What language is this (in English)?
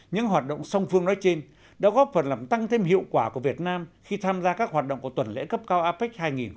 Vietnamese